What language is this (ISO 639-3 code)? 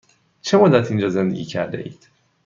fas